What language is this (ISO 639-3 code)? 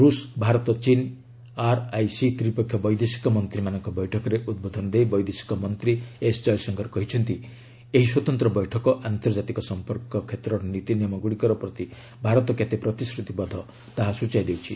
ori